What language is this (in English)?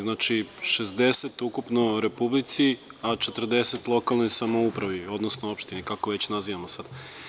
Serbian